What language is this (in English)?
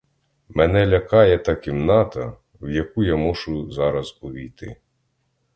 Ukrainian